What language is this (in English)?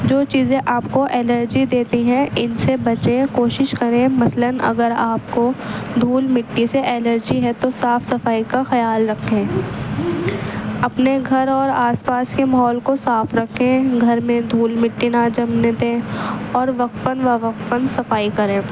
Urdu